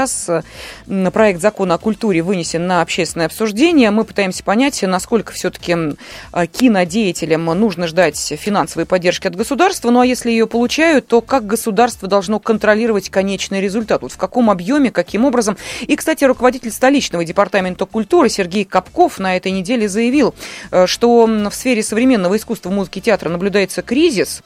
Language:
Russian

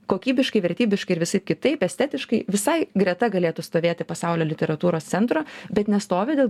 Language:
Lithuanian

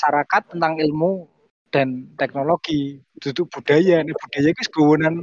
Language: Indonesian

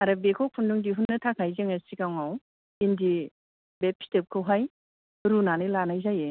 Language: Bodo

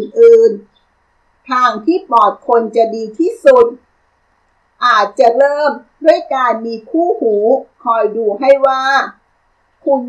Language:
Thai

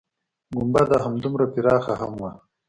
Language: Pashto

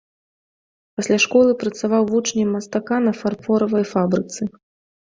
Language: Belarusian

